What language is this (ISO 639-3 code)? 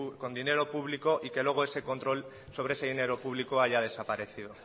spa